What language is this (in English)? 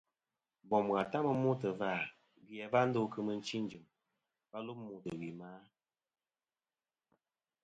Kom